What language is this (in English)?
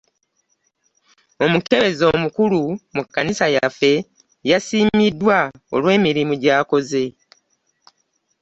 Ganda